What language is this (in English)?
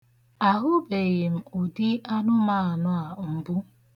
Igbo